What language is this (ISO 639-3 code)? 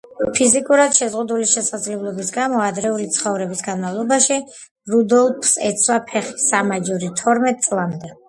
kat